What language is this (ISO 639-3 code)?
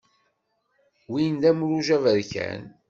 kab